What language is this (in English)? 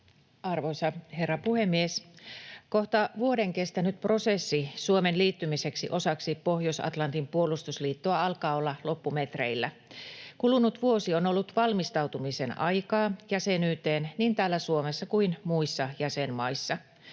Finnish